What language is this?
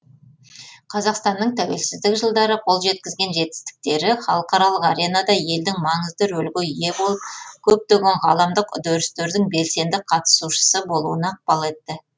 Kazakh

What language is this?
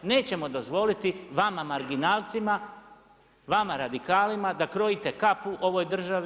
Croatian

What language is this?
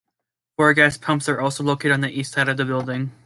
English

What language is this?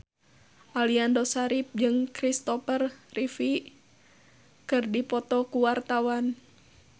Sundanese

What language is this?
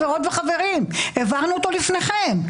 Hebrew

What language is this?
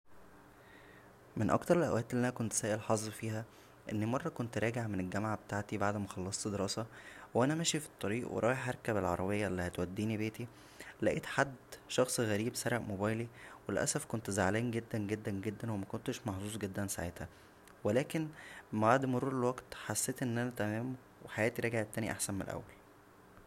Egyptian Arabic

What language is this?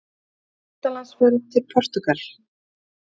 Icelandic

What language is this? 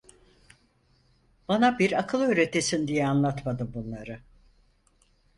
Turkish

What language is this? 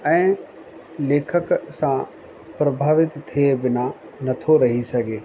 Sindhi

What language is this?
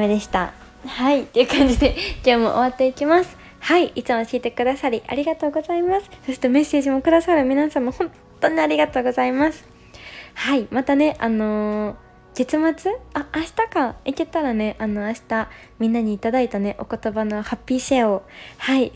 Japanese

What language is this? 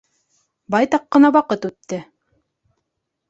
Bashkir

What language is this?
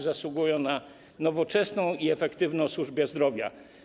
Polish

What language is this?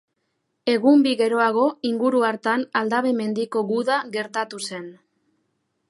Basque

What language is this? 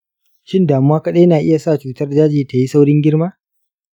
Hausa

